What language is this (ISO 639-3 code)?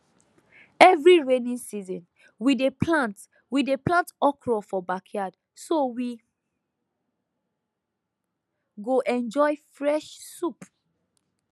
pcm